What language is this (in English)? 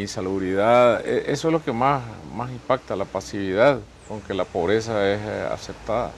Spanish